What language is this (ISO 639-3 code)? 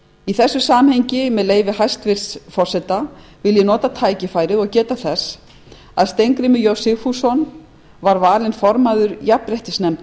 isl